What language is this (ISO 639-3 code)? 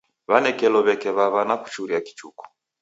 dav